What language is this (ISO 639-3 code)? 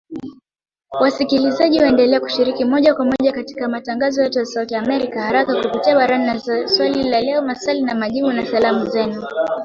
swa